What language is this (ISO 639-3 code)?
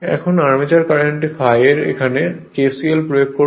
ben